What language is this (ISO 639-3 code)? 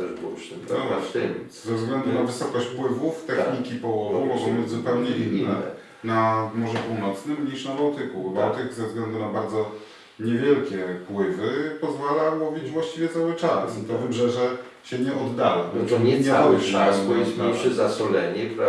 pol